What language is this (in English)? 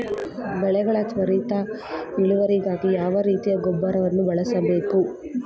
Kannada